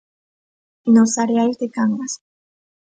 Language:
Galician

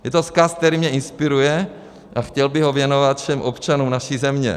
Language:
Czech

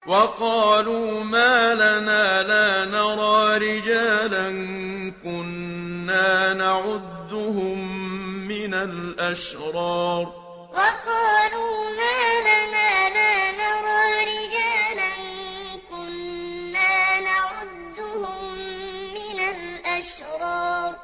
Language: Arabic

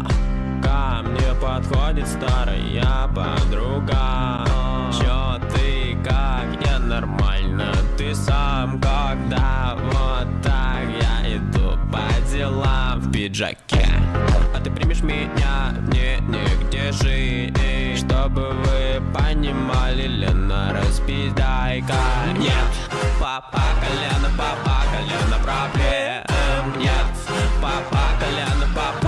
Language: Russian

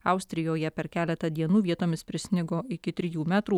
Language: Lithuanian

